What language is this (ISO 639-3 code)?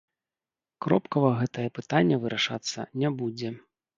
bel